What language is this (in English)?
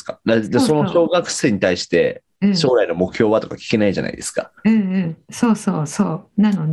Japanese